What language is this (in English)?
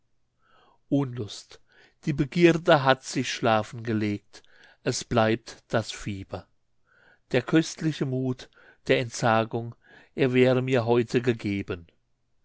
German